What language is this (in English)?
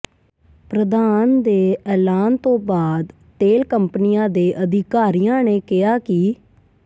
Punjabi